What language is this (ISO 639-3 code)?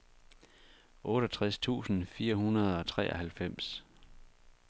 dan